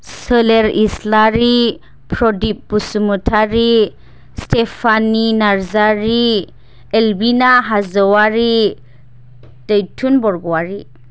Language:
Bodo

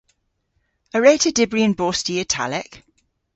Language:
Cornish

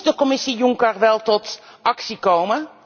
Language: Dutch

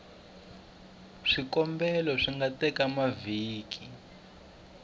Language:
Tsonga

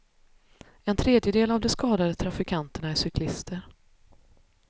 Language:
Swedish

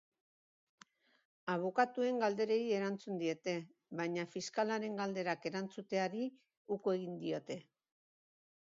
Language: Basque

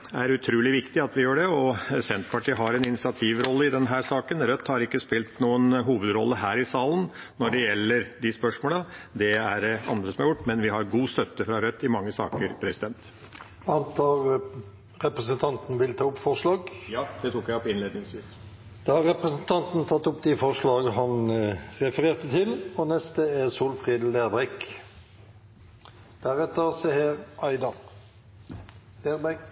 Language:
Norwegian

